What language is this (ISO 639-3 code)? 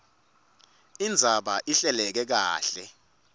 ssw